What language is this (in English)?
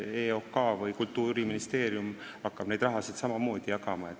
Estonian